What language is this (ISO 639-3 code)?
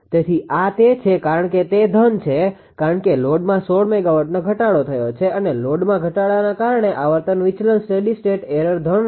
guj